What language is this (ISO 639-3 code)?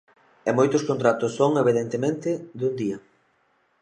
glg